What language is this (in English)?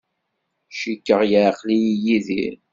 Kabyle